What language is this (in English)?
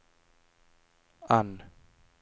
Norwegian